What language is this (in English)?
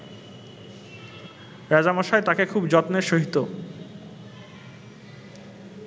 Bangla